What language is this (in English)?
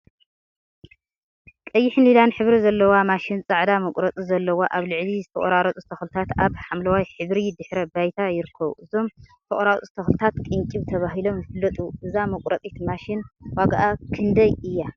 Tigrinya